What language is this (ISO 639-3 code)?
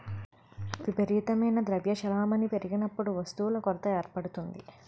tel